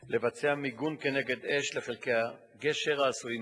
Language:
Hebrew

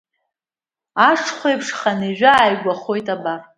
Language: Abkhazian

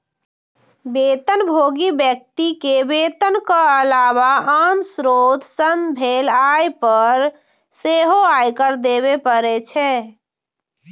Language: Maithili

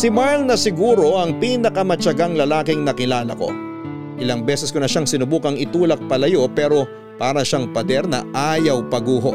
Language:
Filipino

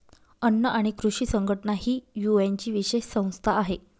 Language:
Marathi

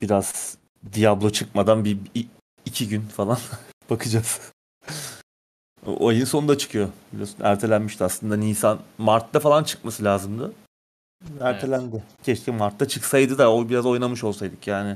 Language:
Turkish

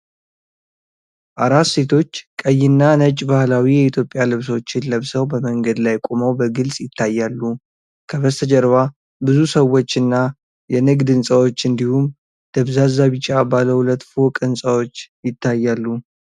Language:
Amharic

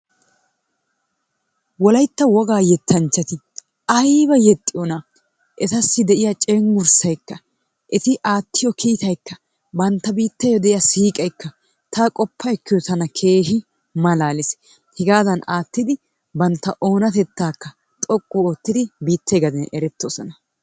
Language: Wolaytta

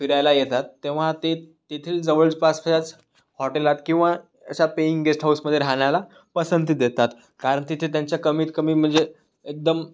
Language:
Marathi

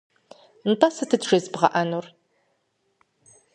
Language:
Kabardian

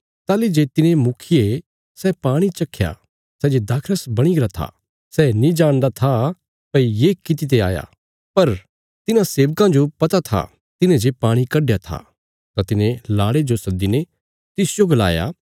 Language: Bilaspuri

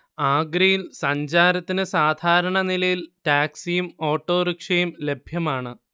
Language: Malayalam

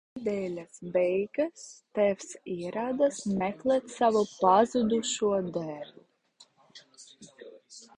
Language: Latvian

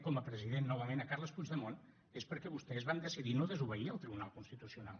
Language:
Catalan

